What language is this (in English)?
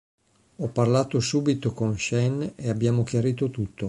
Italian